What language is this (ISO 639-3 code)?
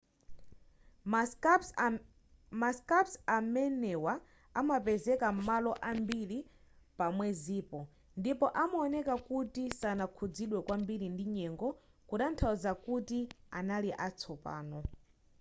nya